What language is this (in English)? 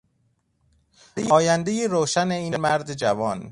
Persian